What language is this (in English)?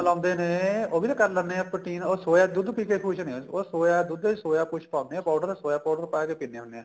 Punjabi